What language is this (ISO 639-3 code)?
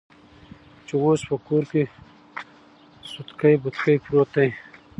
pus